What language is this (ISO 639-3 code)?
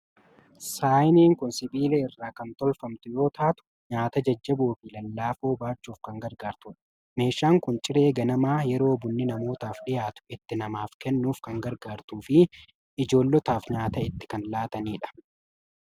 orm